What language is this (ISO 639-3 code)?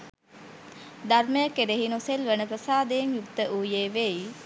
sin